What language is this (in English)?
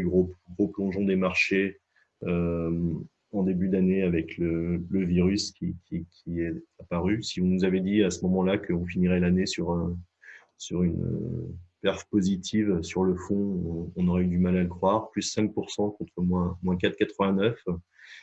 French